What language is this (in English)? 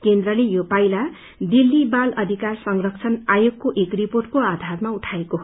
Nepali